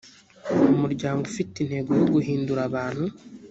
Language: Kinyarwanda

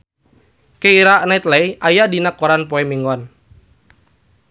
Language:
Sundanese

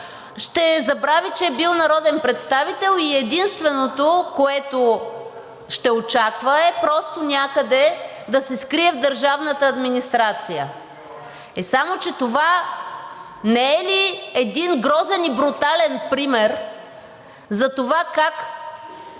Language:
Bulgarian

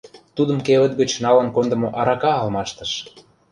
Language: Mari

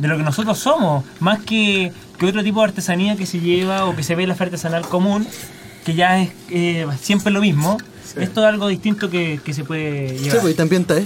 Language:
Spanish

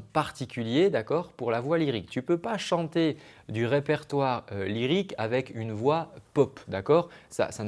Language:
French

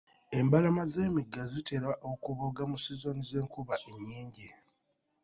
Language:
Ganda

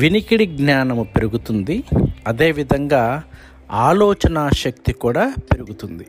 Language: Telugu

